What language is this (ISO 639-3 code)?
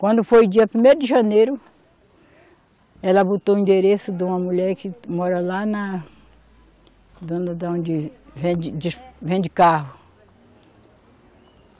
por